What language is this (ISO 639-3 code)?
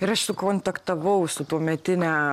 lit